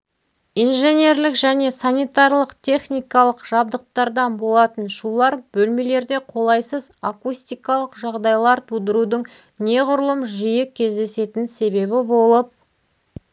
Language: Kazakh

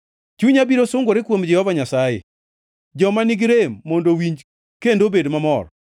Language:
Luo (Kenya and Tanzania)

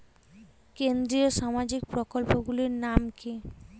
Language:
Bangla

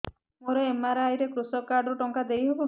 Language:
Odia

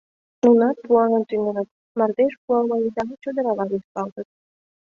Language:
Mari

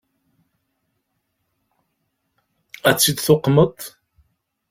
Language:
Kabyle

